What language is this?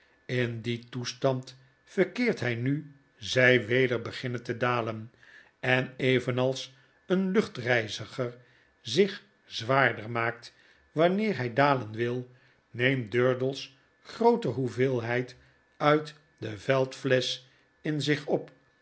Dutch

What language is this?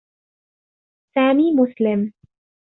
Arabic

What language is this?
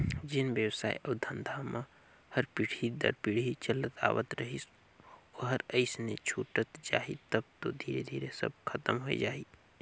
Chhattisgarhi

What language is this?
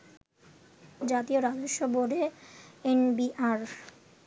Bangla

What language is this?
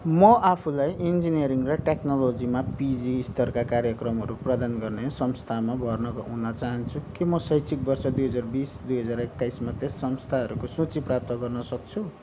Nepali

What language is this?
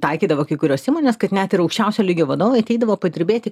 Lithuanian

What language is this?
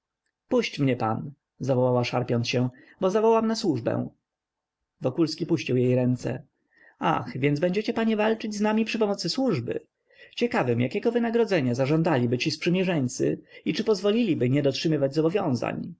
Polish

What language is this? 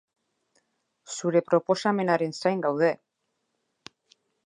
Basque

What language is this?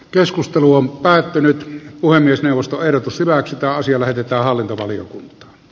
Finnish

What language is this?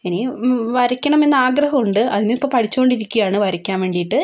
Malayalam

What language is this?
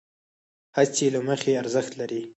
Pashto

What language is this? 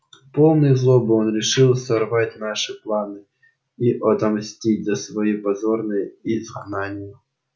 Russian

